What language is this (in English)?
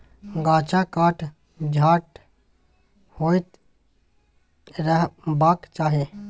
Maithili